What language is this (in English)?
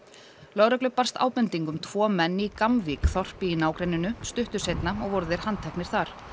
Icelandic